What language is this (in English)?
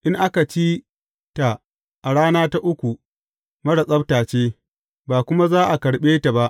Hausa